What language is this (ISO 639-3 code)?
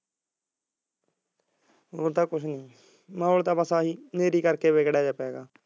pan